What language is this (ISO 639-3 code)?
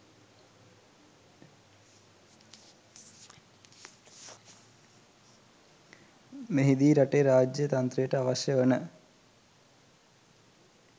sin